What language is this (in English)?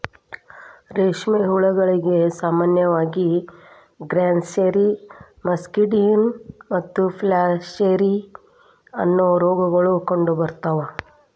Kannada